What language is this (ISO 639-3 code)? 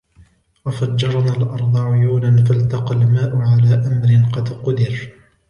ara